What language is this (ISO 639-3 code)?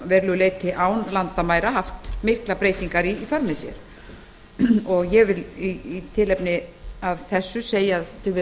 isl